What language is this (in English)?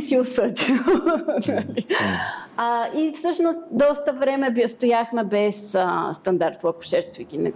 Bulgarian